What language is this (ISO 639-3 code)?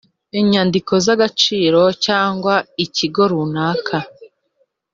kin